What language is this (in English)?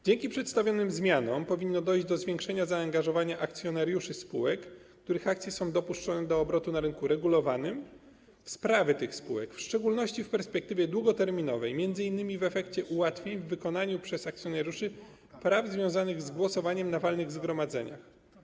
Polish